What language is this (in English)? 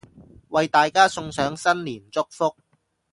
Cantonese